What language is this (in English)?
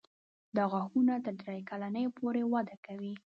Pashto